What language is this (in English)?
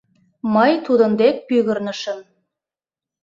Mari